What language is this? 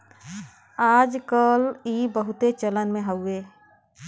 Bhojpuri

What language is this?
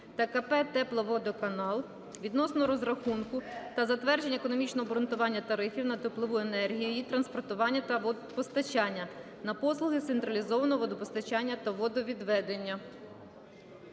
Ukrainian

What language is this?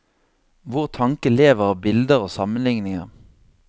Norwegian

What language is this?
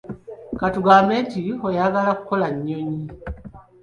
Ganda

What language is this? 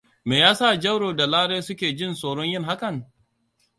Hausa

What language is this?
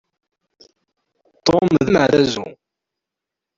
Kabyle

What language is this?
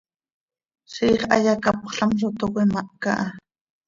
Seri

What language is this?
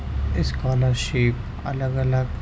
Urdu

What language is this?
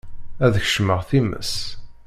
Kabyle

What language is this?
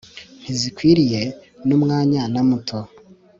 Kinyarwanda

